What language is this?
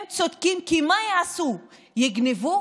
Hebrew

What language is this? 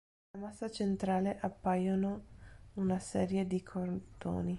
Italian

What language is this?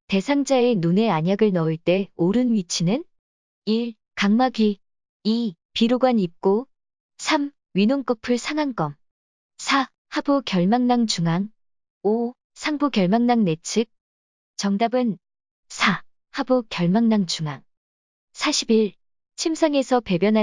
Korean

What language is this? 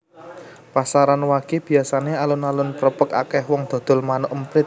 Javanese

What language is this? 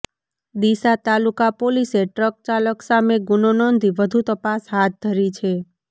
Gujarati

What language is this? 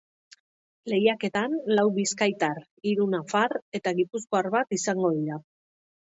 Basque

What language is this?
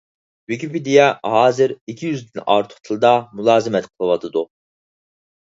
Uyghur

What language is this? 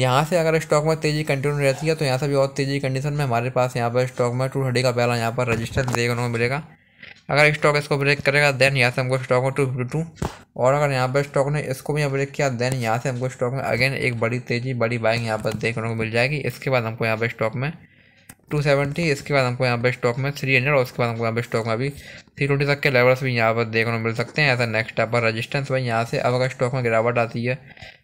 Hindi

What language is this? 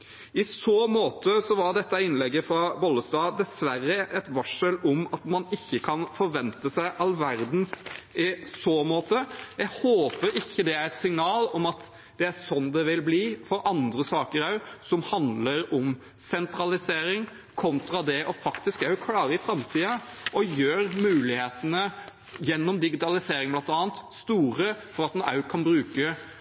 Norwegian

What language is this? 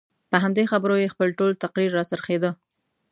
Pashto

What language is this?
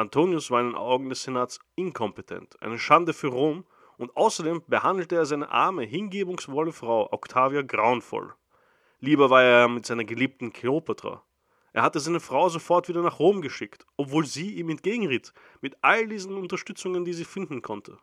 German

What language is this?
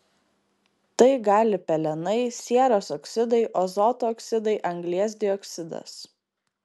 Lithuanian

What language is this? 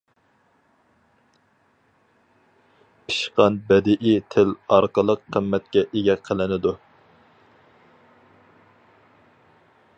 Uyghur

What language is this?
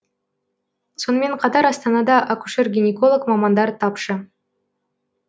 Kazakh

